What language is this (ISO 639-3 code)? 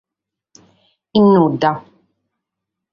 srd